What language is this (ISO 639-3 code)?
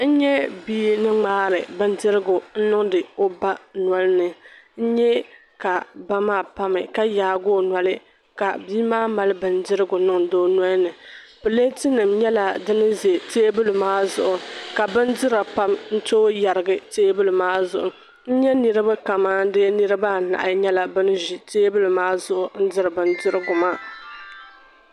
dag